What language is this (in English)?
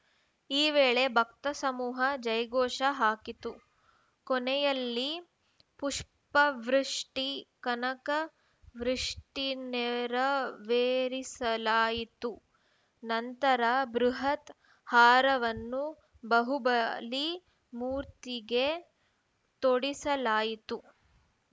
Kannada